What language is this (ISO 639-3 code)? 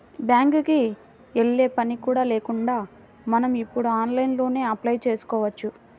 tel